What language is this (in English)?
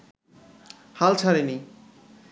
Bangla